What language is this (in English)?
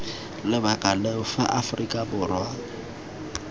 Tswana